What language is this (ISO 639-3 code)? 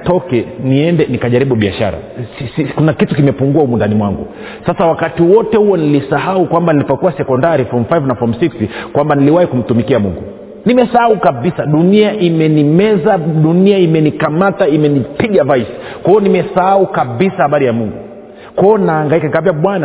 swa